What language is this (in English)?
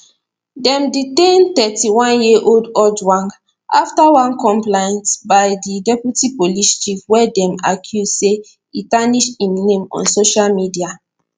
Nigerian Pidgin